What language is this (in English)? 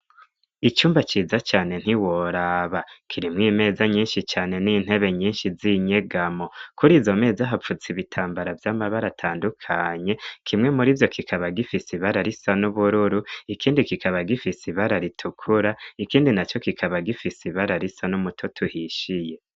Rundi